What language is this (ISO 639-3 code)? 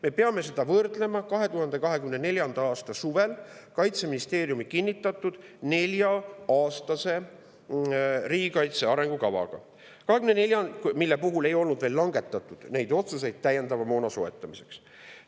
est